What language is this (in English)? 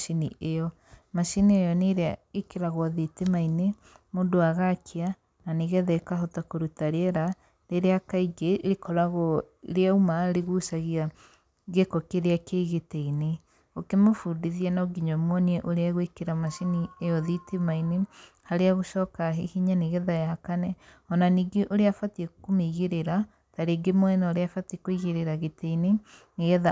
Kikuyu